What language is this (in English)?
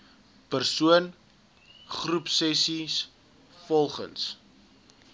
Afrikaans